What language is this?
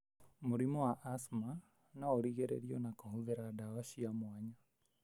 Kikuyu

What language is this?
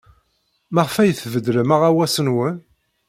Kabyle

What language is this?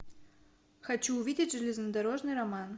Russian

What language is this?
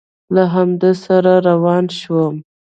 Pashto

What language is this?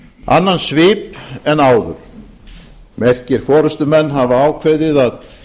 Icelandic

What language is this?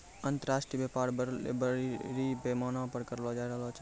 Maithili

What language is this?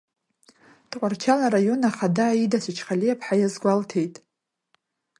Abkhazian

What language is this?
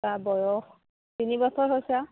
Assamese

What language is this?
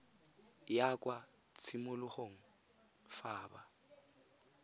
Tswana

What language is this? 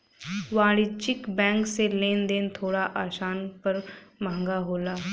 Bhojpuri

